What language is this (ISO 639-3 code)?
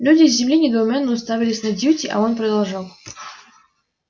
rus